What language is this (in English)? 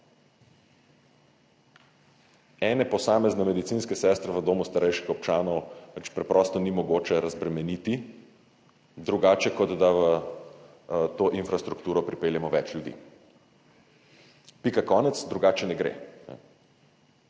Slovenian